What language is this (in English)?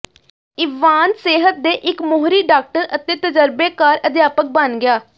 Punjabi